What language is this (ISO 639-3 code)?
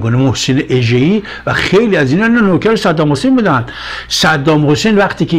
fas